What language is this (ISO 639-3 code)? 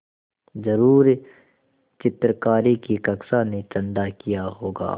hin